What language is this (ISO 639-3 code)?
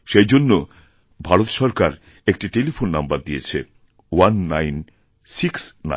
ben